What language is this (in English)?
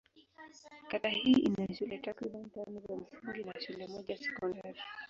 Swahili